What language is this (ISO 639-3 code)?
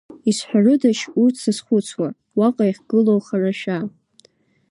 abk